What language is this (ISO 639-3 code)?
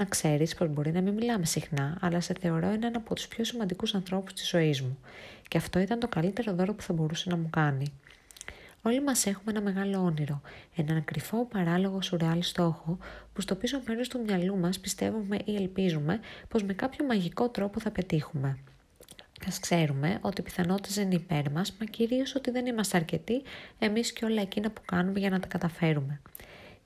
ell